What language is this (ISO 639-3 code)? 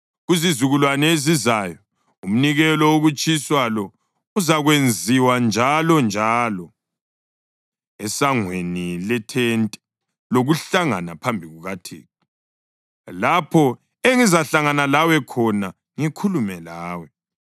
nde